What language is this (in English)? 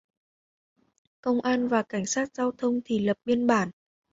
Vietnamese